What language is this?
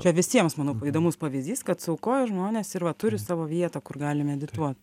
Lithuanian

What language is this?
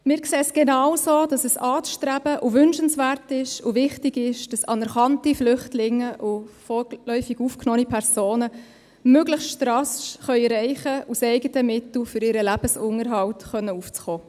Swiss German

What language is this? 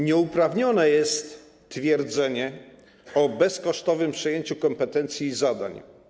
Polish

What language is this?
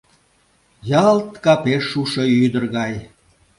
Mari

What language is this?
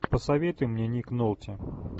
Russian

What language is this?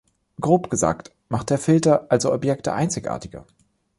German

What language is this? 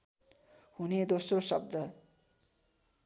Nepali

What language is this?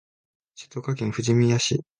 Japanese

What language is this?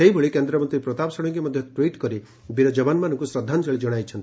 Odia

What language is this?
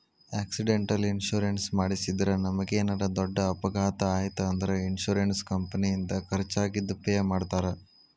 Kannada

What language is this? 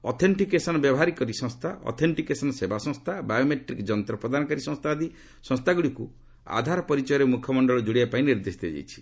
Odia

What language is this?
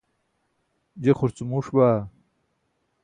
Burushaski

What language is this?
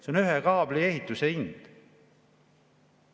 Estonian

